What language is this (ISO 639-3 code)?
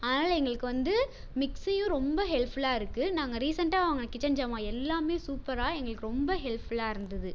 tam